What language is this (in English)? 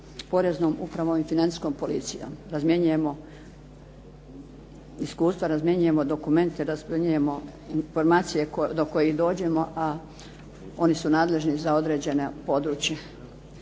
Croatian